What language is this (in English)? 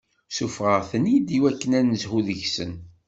Kabyle